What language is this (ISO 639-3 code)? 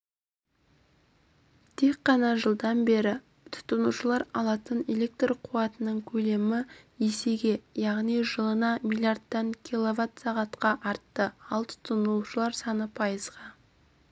kaz